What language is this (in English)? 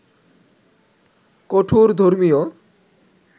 Bangla